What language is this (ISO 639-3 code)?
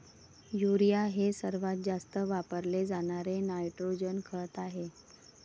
mar